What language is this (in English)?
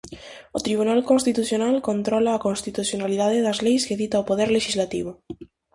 Galician